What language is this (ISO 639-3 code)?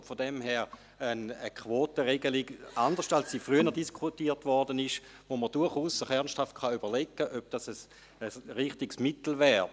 gsw